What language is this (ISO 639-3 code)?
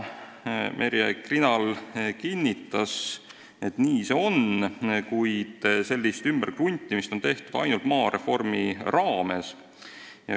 est